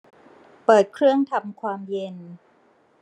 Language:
Thai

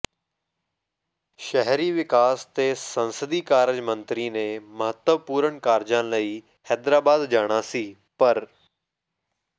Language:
Punjabi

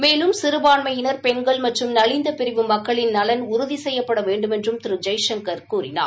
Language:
Tamil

